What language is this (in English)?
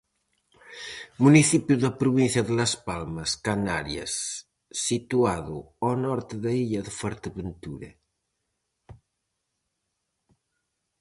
Galician